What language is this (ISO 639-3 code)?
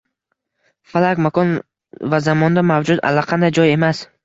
uzb